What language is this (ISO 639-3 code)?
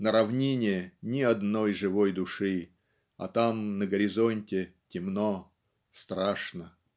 rus